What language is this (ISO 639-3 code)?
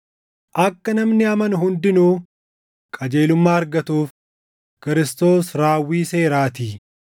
orm